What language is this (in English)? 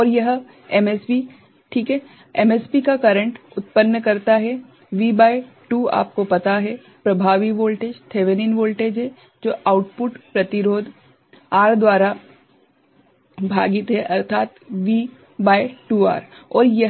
Hindi